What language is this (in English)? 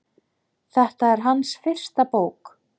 Icelandic